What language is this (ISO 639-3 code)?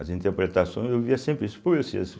por